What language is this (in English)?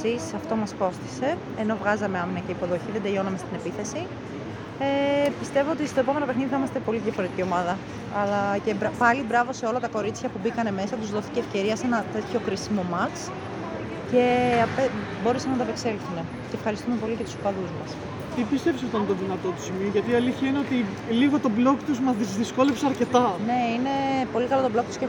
Greek